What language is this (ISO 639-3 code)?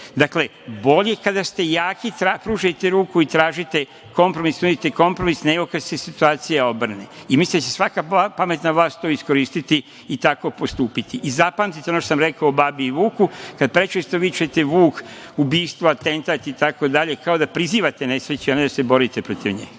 srp